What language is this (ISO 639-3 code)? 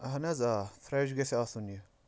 kas